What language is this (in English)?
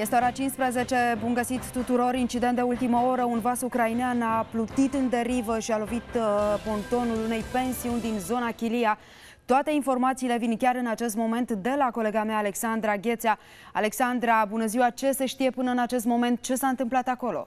Romanian